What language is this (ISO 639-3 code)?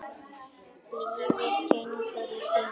isl